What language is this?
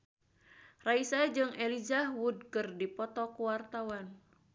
Sundanese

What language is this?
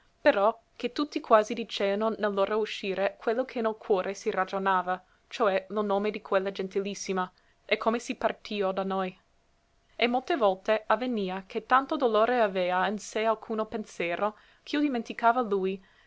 Italian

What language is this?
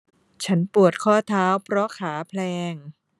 Thai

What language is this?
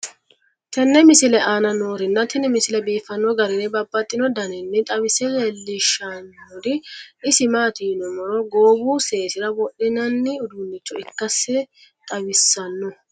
Sidamo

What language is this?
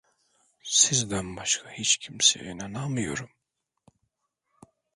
Turkish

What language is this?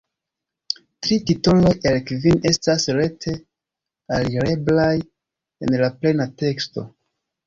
Esperanto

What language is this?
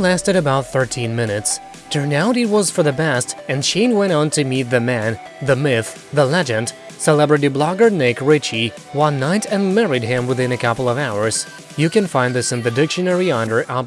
English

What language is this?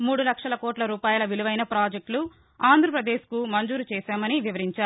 Telugu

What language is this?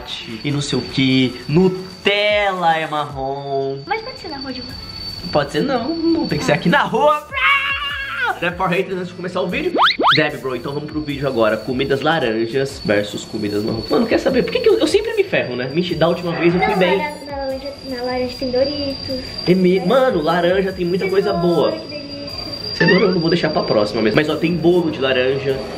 Portuguese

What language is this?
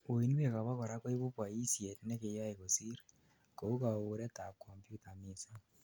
Kalenjin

